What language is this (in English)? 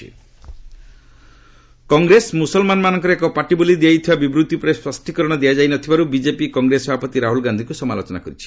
Odia